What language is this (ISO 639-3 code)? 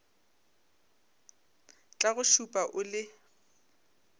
nso